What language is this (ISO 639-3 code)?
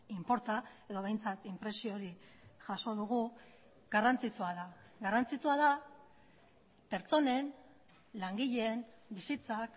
eus